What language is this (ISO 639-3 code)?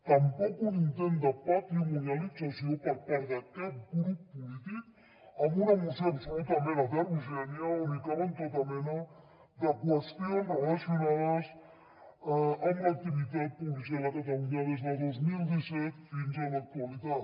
cat